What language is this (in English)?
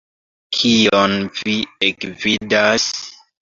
Esperanto